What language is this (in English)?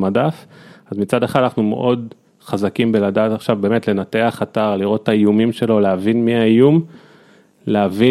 Hebrew